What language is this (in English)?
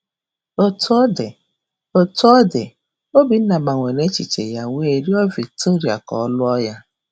Igbo